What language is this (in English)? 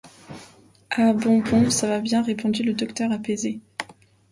French